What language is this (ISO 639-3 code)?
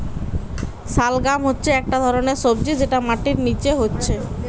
ben